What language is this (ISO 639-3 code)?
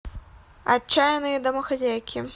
rus